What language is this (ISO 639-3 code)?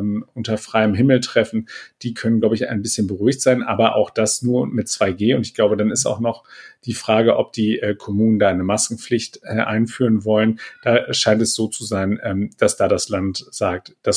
deu